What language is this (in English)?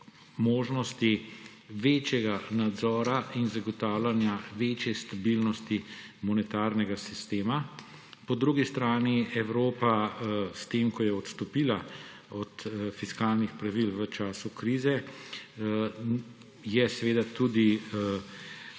Slovenian